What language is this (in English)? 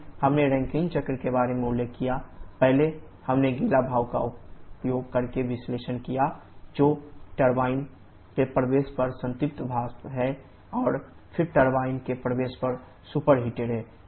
Hindi